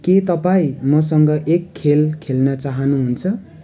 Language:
Nepali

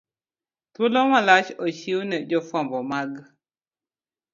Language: Luo (Kenya and Tanzania)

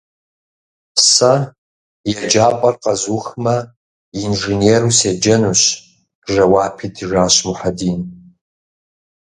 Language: Kabardian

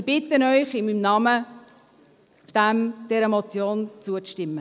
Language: Swiss German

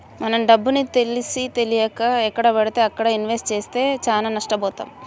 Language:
Telugu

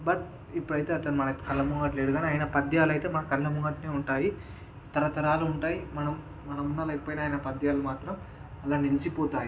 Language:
Telugu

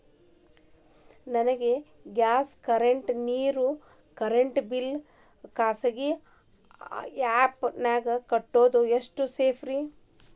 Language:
Kannada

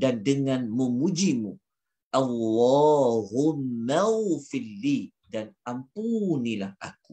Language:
Malay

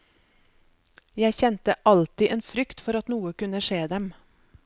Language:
Norwegian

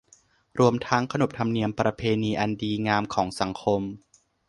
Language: Thai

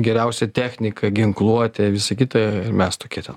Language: Lithuanian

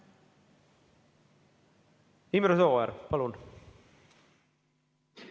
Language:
Estonian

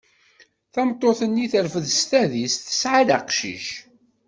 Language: Kabyle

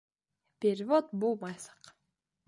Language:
Bashkir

